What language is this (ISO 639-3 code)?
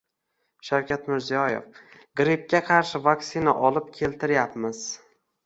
uzb